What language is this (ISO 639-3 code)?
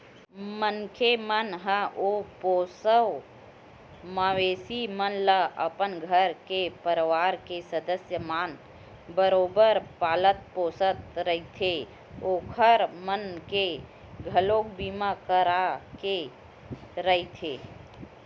hne